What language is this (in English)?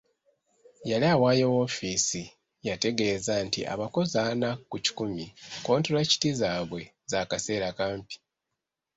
Ganda